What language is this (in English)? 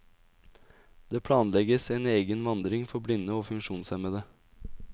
Norwegian